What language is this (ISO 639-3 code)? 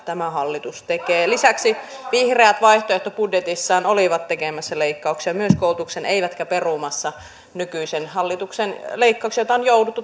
fin